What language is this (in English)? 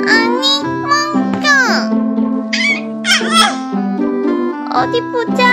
Korean